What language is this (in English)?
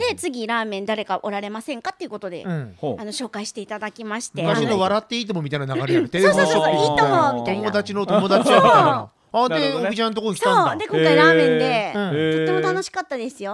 Japanese